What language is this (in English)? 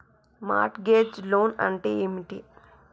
Telugu